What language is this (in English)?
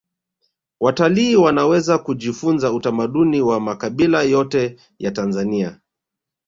Swahili